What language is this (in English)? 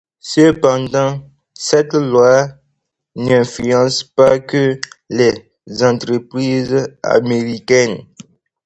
French